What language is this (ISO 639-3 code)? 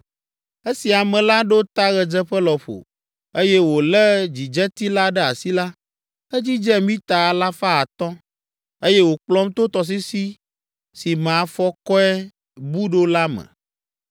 ewe